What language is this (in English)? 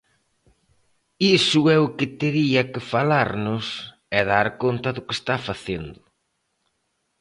Galician